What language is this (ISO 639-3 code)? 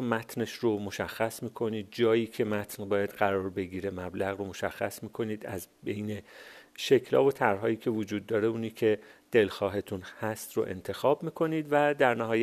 fas